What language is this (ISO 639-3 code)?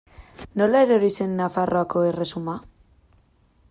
eus